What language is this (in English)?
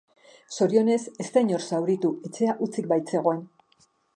Basque